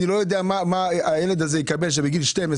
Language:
Hebrew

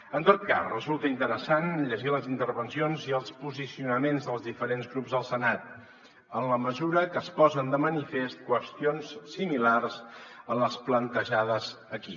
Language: Catalan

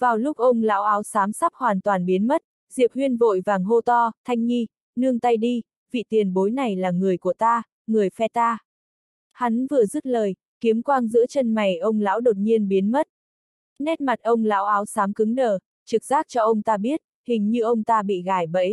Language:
Vietnamese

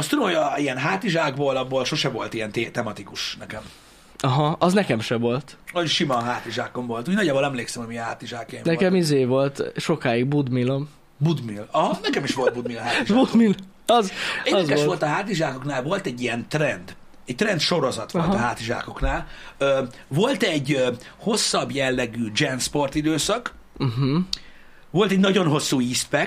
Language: Hungarian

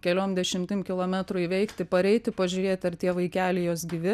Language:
Lithuanian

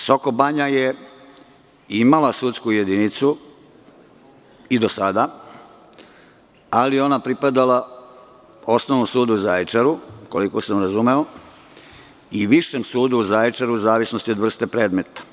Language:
Serbian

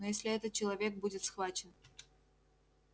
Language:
Russian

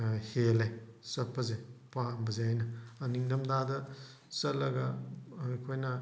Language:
Manipuri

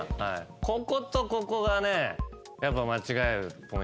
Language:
Japanese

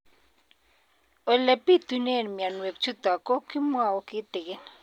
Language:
Kalenjin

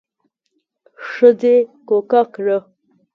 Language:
Pashto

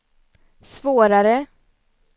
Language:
Swedish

